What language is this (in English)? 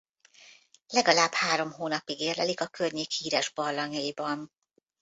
Hungarian